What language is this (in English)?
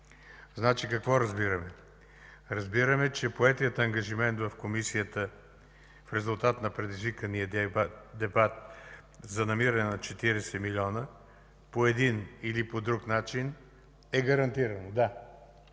Bulgarian